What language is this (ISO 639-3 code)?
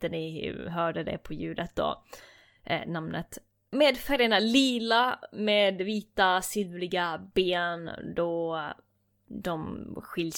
swe